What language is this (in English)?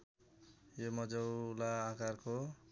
Nepali